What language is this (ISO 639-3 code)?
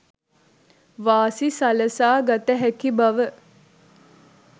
sin